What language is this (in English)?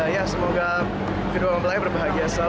Indonesian